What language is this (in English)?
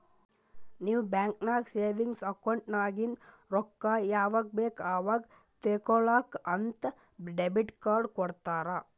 Kannada